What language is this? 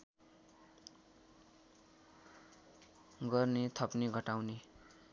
Nepali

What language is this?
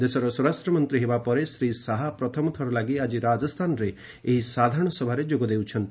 Odia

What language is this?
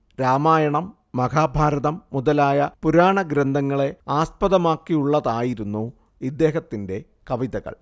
Malayalam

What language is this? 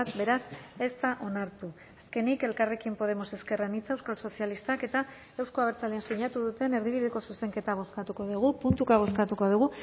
Basque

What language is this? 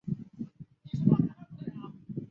Chinese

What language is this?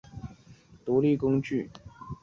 Chinese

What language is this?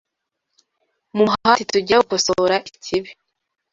Kinyarwanda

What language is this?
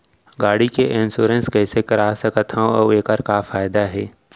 Chhattisgarhi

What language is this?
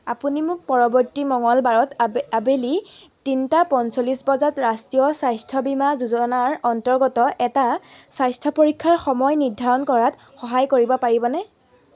Assamese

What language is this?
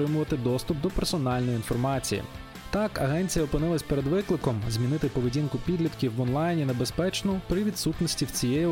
Ukrainian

